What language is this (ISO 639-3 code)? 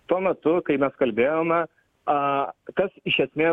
lit